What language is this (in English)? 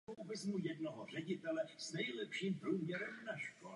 Czech